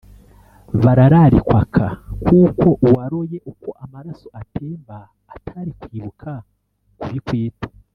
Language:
Kinyarwanda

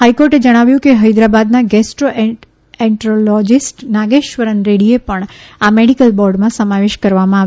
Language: Gujarati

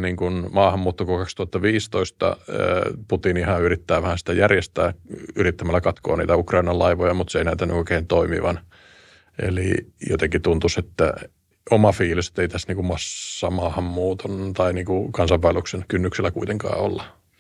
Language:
Finnish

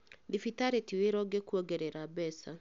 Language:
Kikuyu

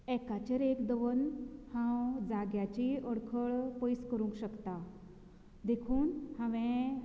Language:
Konkani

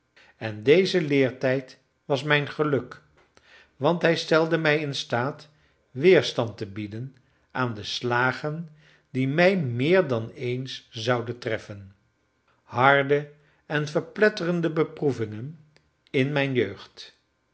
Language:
Dutch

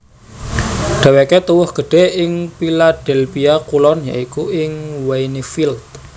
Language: Javanese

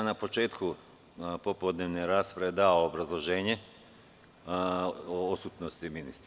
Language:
Serbian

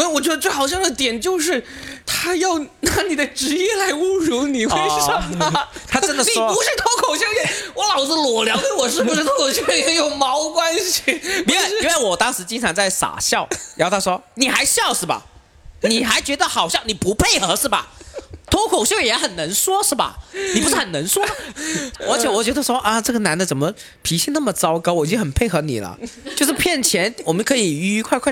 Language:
Chinese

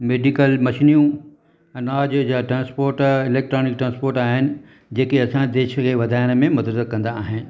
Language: Sindhi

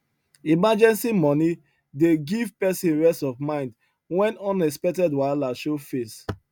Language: Nigerian Pidgin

